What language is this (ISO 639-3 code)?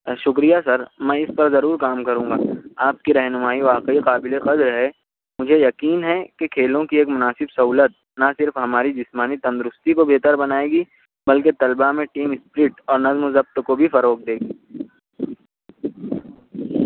urd